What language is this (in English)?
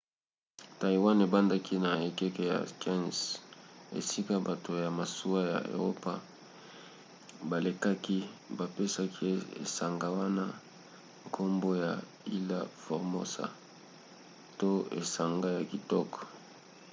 Lingala